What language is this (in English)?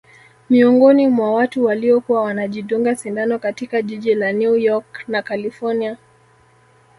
Swahili